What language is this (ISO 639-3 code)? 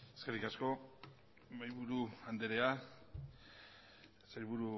eus